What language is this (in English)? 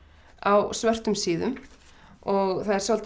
Icelandic